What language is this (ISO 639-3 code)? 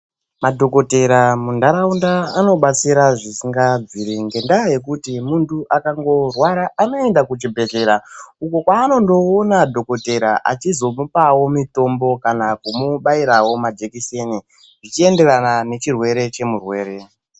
ndc